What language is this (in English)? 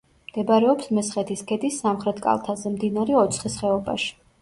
Georgian